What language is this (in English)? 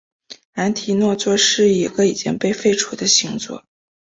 Chinese